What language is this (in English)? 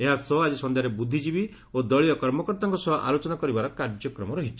Odia